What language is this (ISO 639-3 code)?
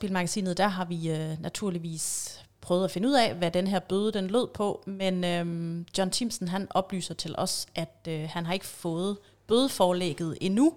dan